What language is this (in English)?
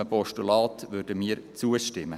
Swiss German